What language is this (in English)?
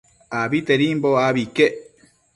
Matsés